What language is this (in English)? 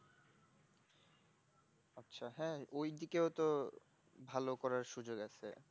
Bangla